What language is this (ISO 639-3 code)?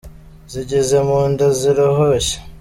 kin